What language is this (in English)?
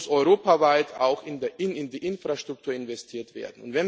German